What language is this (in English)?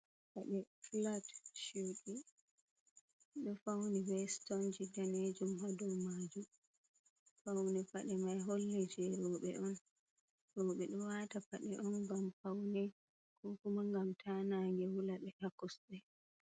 Fula